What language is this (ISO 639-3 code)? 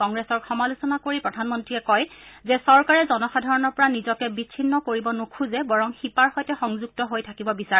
asm